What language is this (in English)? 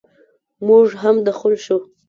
Pashto